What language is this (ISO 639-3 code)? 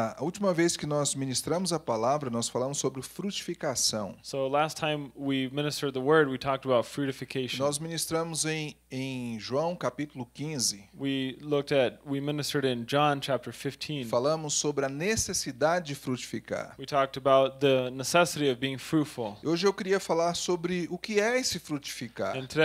por